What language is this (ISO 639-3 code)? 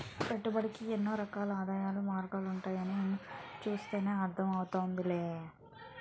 tel